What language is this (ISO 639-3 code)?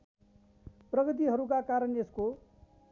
nep